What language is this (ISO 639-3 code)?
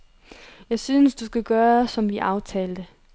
dan